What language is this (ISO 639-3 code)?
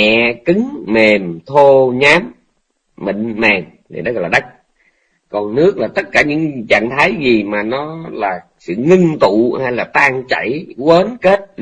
vie